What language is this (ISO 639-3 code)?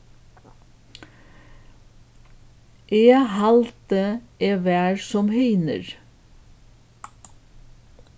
fao